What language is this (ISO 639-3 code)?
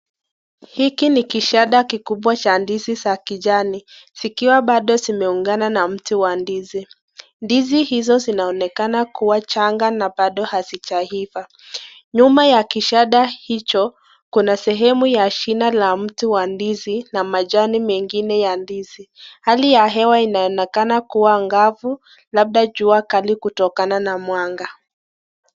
swa